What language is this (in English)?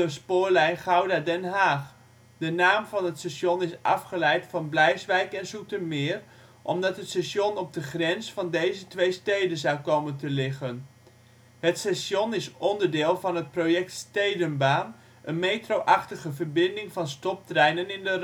Dutch